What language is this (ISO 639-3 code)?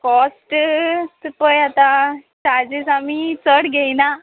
kok